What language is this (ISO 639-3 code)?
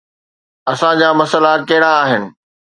snd